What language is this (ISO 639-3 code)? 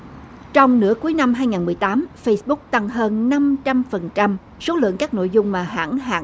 vie